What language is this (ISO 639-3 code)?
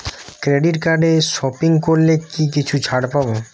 ben